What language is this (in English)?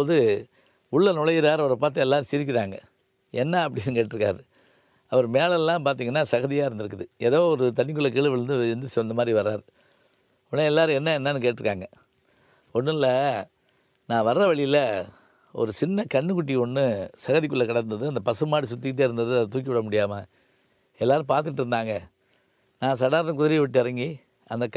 Tamil